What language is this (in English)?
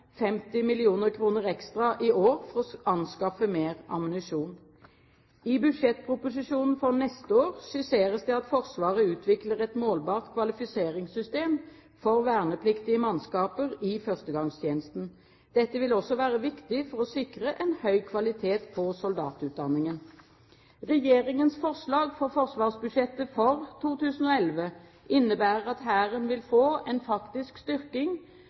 Norwegian Bokmål